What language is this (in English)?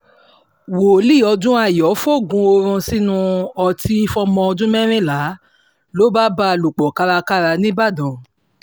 Yoruba